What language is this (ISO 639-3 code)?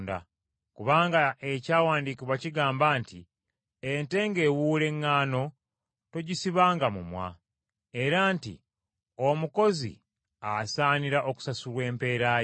lug